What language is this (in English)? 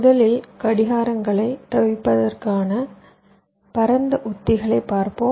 Tamil